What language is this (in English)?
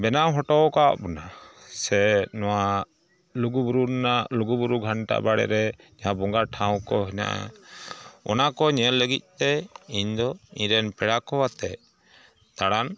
Santali